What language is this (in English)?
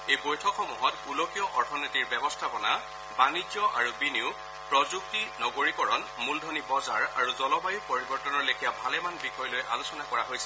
Assamese